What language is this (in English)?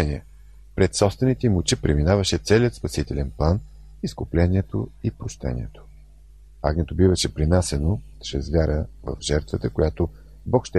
Bulgarian